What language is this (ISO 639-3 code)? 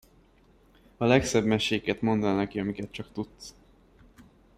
hun